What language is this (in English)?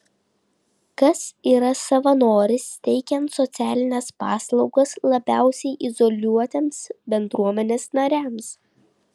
Lithuanian